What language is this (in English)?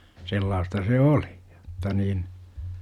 Finnish